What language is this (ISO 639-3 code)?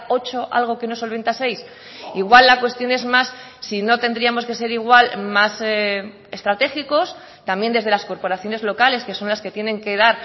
spa